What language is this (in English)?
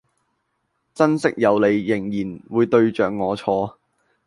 Cantonese